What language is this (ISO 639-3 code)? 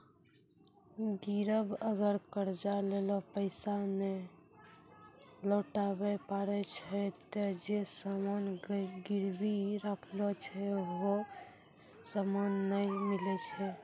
mai